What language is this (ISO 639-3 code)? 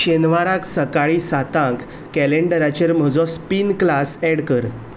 kok